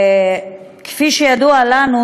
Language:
Hebrew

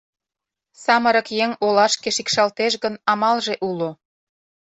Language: Mari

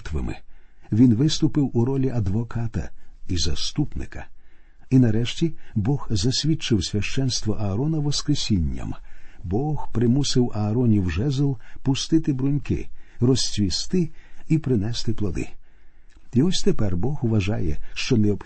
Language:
Ukrainian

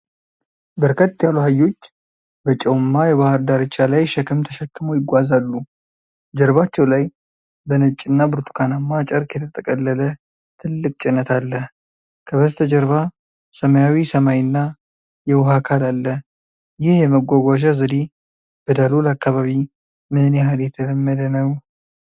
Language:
Amharic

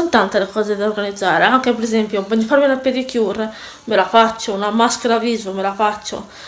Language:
Italian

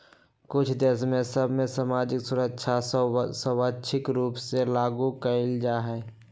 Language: Magahi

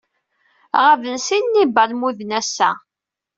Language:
Kabyle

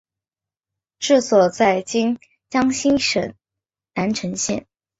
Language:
Chinese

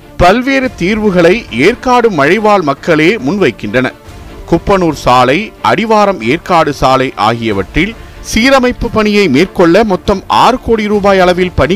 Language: Tamil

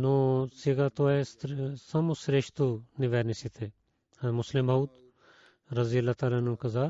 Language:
Bulgarian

